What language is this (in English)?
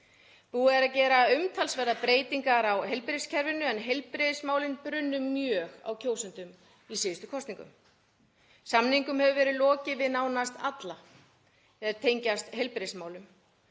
Icelandic